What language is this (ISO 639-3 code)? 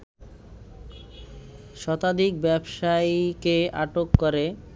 ben